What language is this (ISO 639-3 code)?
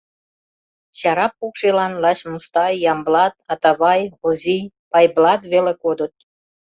chm